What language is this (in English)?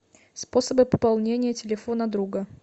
Russian